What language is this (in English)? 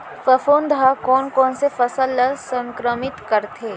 Chhattisgarhi